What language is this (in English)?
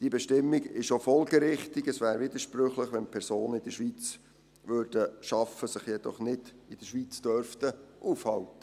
Swiss German